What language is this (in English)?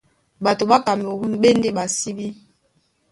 Duala